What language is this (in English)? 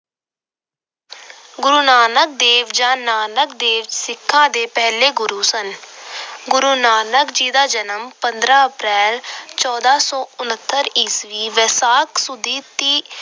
Punjabi